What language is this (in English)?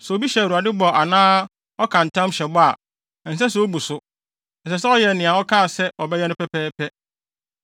Akan